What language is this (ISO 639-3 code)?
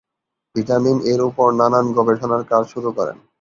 ben